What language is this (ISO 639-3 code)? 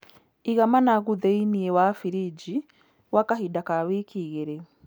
kik